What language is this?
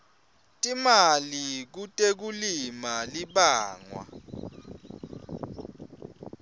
Swati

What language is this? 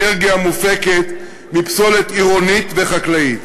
Hebrew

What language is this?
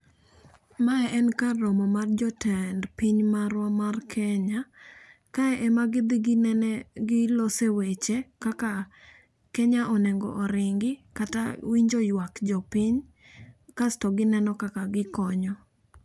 Luo (Kenya and Tanzania)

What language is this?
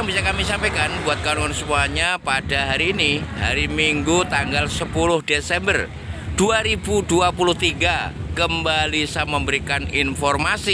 Indonesian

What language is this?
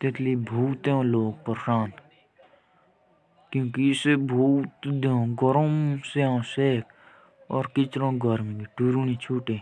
Jaunsari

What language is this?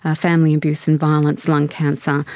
English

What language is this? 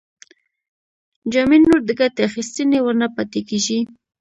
Pashto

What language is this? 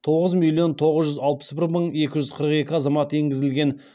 Kazakh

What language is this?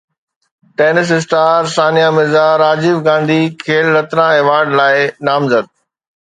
Sindhi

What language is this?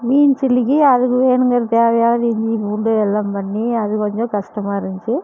Tamil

